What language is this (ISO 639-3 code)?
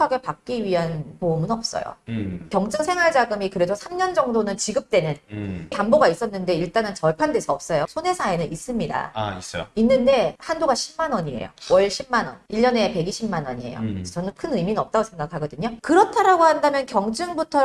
kor